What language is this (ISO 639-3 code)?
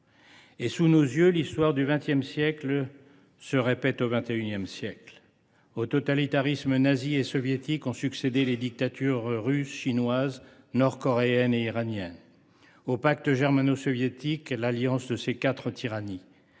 fra